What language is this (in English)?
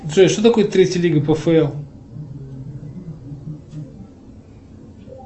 Russian